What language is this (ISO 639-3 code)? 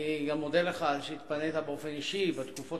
heb